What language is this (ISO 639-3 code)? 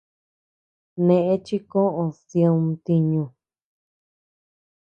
cux